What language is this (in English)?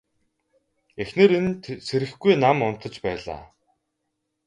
Mongolian